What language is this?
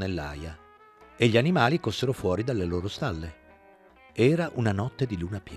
Italian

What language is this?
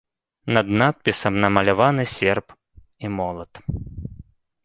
Belarusian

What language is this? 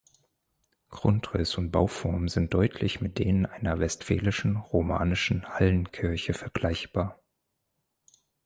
German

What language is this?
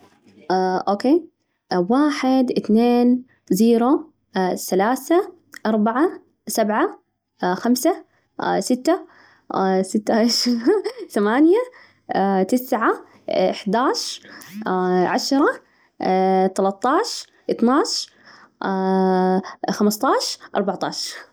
Najdi Arabic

